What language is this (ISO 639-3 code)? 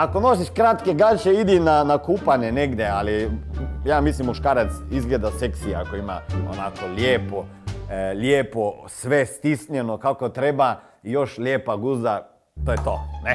hrv